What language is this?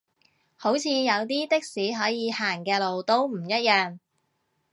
Cantonese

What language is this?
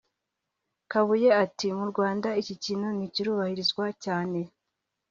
Kinyarwanda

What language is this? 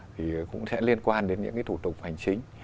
Vietnamese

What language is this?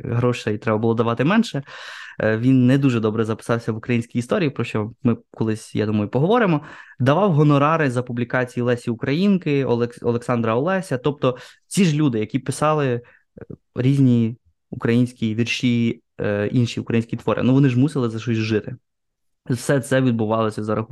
Ukrainian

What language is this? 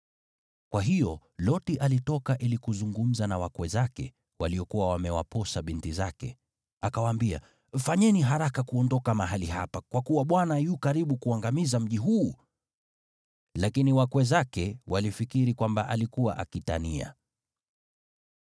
Swahili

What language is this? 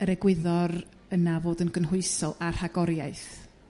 Welsh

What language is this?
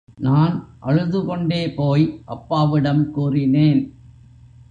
Tamil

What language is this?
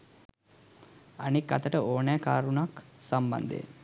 Sinhala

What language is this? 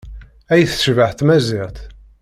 Kabyle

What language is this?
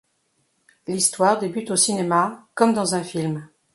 French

